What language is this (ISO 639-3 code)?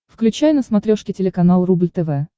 rus